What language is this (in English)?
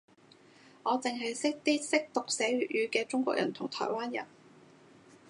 Cantonese